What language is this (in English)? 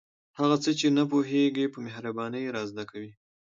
Pashto